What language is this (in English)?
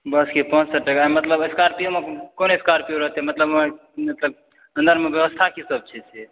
Maithili